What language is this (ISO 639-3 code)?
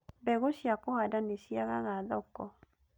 kik